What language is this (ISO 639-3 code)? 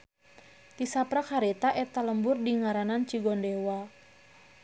sun